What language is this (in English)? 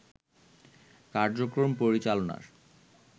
Bangla